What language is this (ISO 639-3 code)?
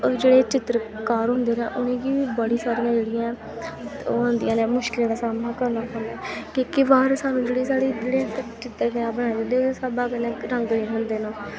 doi